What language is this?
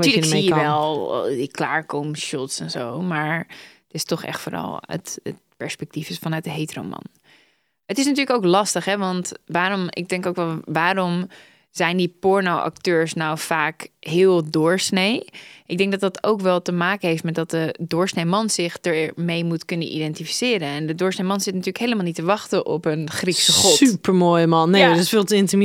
Dutch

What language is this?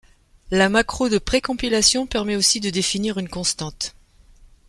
French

